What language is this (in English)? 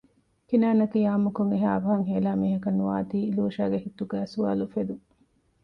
Divehi